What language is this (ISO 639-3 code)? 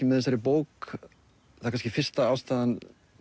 isl